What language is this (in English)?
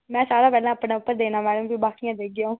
Dogri